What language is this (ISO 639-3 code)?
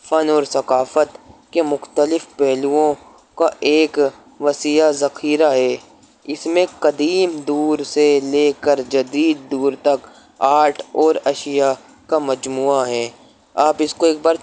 urd